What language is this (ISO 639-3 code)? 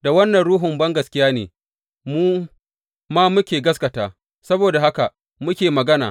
hau